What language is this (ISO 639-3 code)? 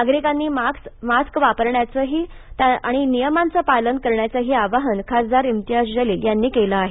mar